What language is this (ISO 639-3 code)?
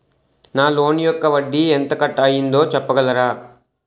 tel